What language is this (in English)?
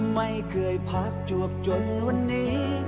Thai